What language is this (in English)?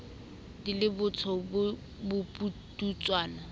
Southern Sotho